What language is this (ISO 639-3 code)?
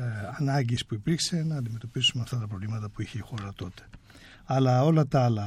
ell